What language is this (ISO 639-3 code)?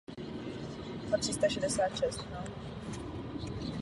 ces